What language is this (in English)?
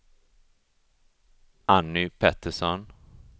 Swedish